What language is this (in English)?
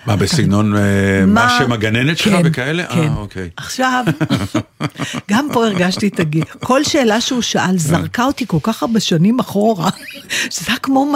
Hebrew